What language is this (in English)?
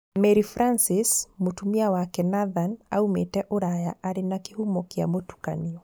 Kikuyu